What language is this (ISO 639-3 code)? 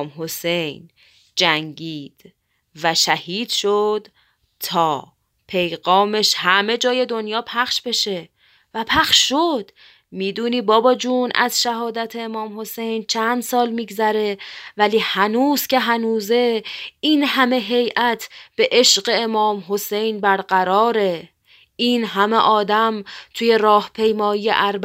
fas